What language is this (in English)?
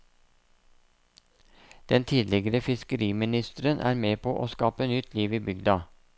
Norwegian